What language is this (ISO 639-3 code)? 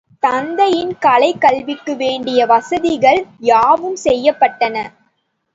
tam